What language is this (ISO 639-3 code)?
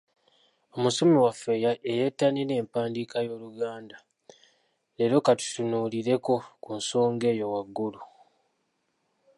lug